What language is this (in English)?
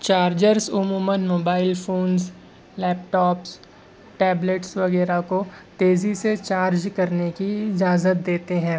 Urdu